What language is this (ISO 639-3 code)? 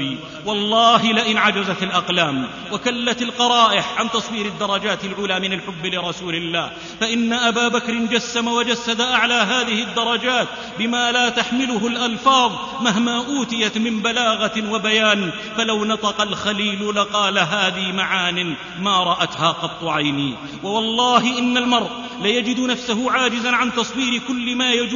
ara